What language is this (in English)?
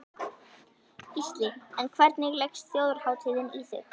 Icelandic